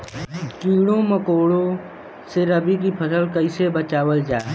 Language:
Bhojpuri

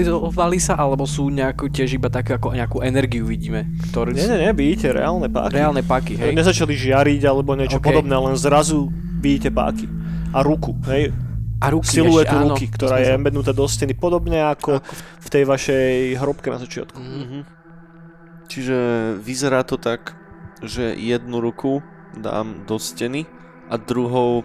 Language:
Slovak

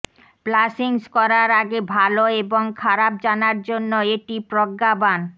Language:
Bangla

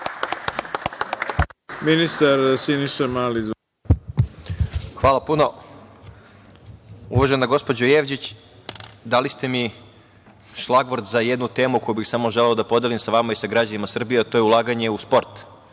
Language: Serbian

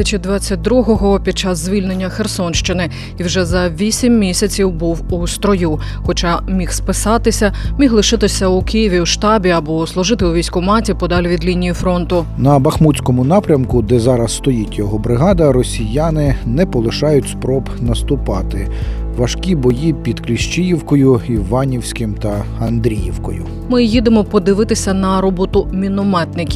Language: Ukrainian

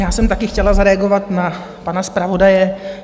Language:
Czech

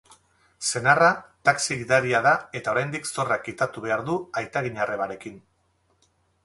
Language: Basque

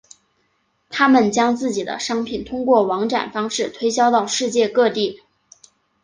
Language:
Chinese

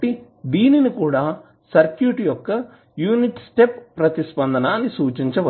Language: Telugu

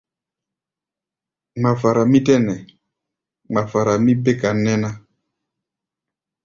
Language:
Gbaya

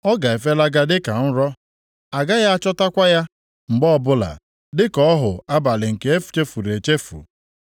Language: Igbo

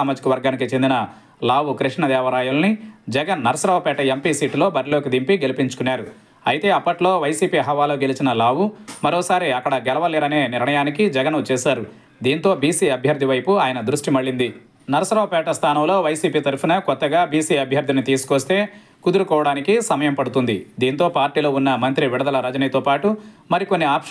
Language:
Telugu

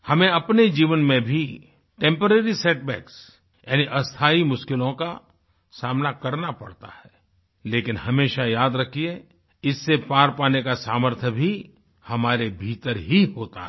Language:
Hindi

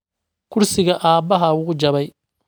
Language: Somali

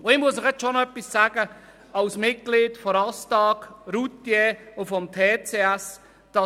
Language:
Swiss German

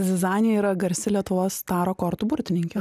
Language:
Lithuanian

